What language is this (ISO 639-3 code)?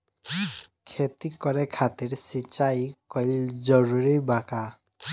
bho